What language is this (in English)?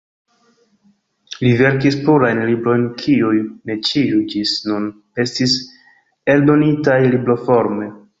Esperanto